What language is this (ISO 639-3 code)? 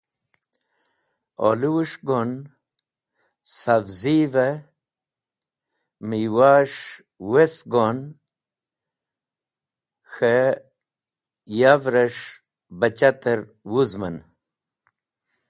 wbl